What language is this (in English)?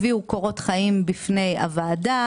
Hebrew